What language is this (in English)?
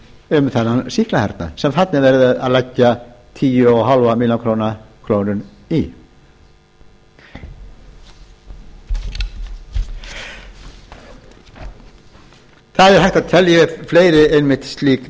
Icelandic